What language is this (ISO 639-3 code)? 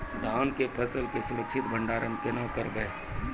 mai